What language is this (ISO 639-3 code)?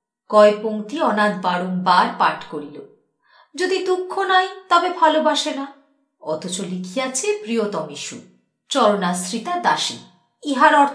ben